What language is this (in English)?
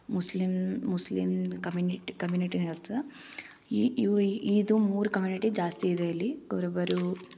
Kannada